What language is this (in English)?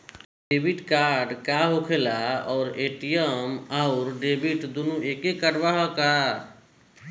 Bhojpuri